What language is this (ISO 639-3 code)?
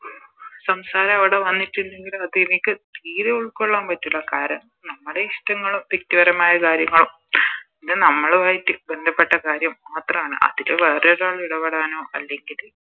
mal